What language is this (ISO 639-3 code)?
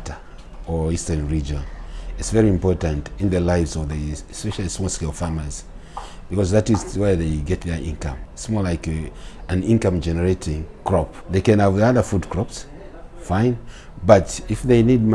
eng